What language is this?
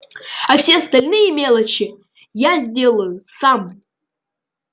Russian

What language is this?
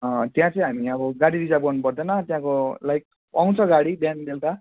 Nepali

